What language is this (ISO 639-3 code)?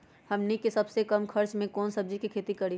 mag